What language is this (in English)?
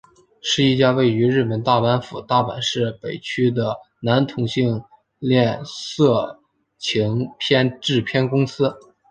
Chinese